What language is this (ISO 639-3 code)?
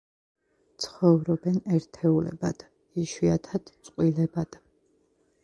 kat